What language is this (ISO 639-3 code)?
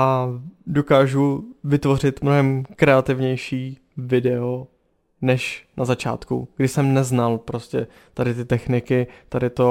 ces